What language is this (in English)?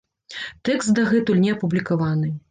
Belarusian